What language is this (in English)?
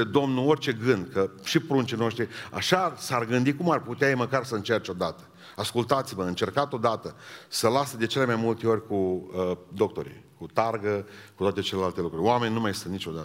Romanian